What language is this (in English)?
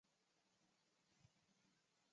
Chinese